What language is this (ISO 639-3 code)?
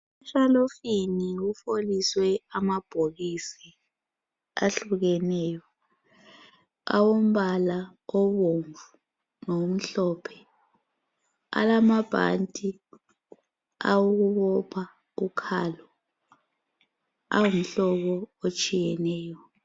nde